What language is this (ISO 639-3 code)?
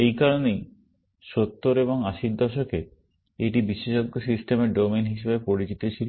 ben